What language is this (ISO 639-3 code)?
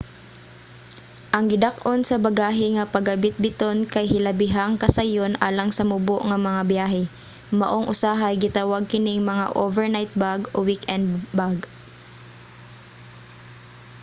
ceb